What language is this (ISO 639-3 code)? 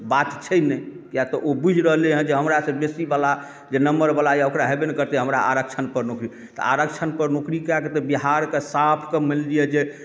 mai